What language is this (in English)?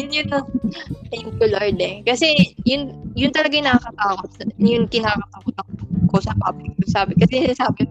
Filipino